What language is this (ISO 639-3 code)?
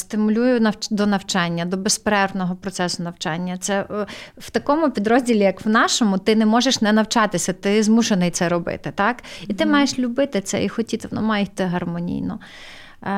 ukr